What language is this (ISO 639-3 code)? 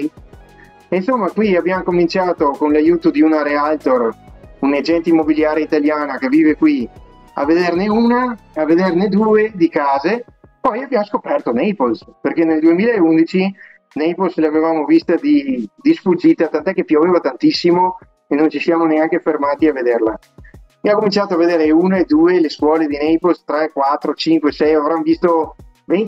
ita